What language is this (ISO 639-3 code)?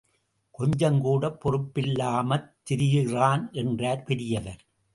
tam